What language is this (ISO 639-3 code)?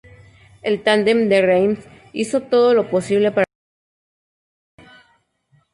spa